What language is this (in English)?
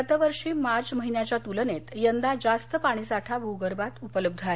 Marathi